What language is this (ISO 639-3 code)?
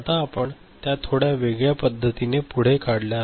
mar